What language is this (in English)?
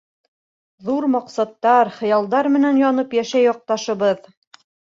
Bashkir